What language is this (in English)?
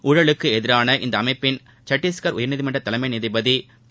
Tamil